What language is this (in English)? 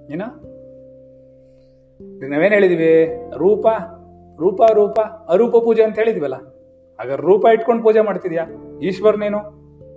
Kannada